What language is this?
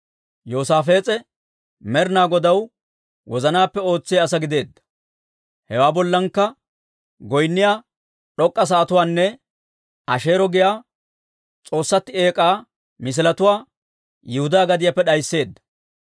Dawro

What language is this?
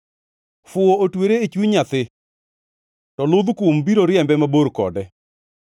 Luo (Kenya and Tanzania)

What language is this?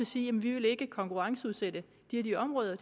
Danish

